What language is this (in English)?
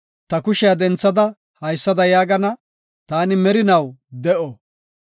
Gofa